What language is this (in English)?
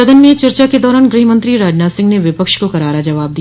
Hindi